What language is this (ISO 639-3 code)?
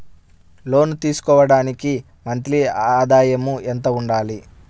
tel